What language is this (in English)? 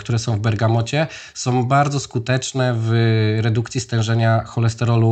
Polish